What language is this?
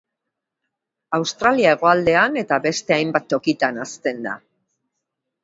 Basque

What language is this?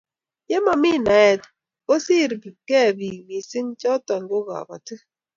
Kalenjin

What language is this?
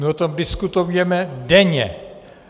Czech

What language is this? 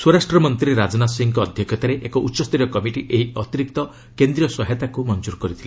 Odia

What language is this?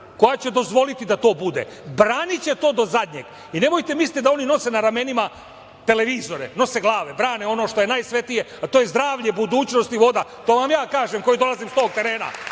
Serbian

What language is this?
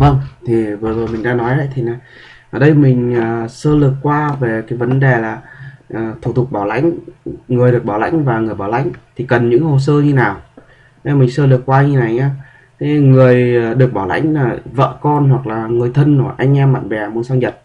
Vietnamese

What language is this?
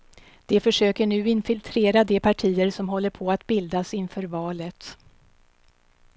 Swedish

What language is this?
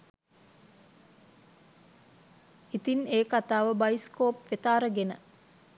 Sinhala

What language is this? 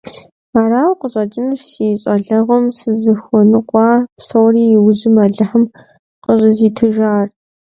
Kabardian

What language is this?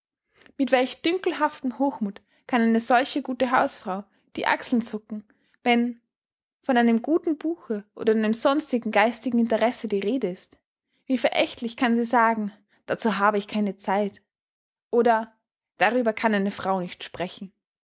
German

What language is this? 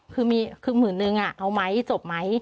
Thai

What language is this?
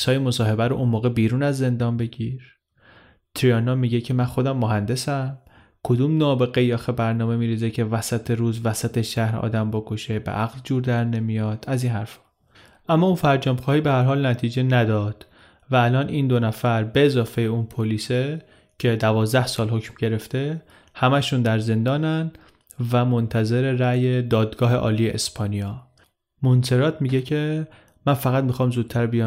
Persian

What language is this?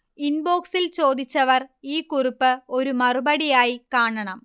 Malayalam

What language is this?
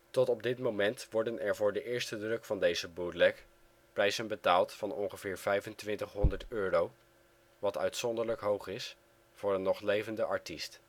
Dutch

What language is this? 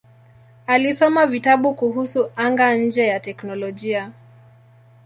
Swahili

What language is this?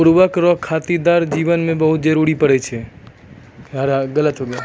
Maithili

